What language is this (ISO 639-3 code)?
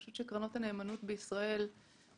heb